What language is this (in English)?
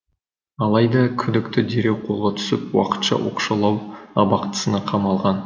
Kazakh